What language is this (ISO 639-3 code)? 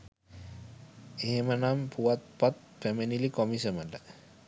sin